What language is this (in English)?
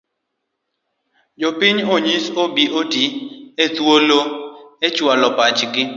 Luo (Kenya and Tanzania)